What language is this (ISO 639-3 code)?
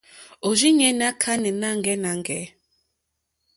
bri